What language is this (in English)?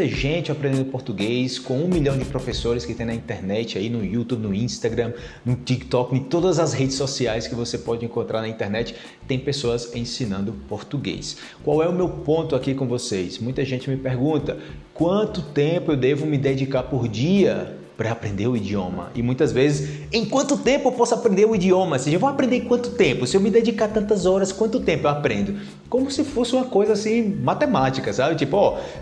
Portuguese